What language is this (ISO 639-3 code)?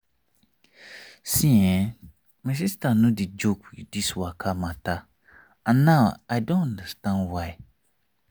pcm